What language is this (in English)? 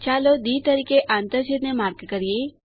Gujarati